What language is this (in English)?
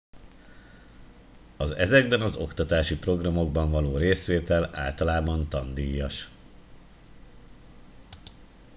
Hungarian